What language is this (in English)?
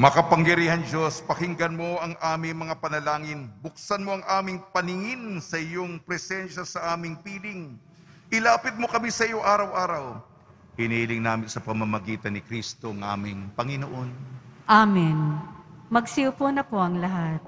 Filipino